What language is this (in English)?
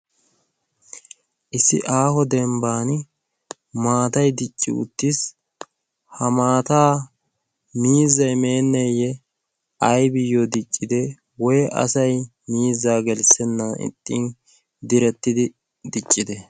Wolaytta